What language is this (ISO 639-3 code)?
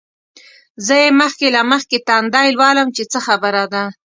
pus